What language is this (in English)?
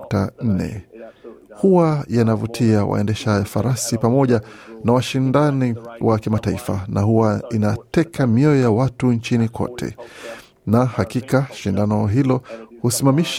Swahili